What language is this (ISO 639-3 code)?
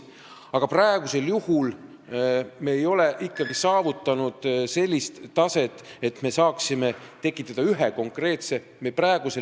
est